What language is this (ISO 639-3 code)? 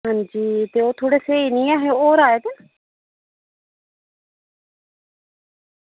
doi